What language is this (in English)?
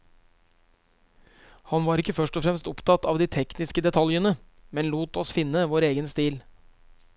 Norwegian